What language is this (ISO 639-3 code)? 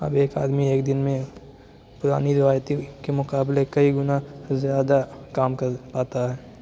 urd